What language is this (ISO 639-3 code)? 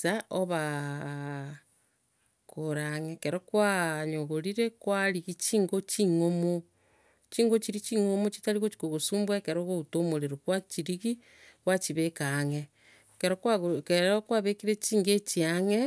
guz